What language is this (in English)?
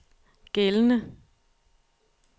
Danish